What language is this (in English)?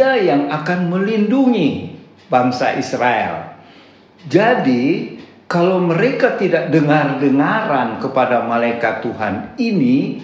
Indonesian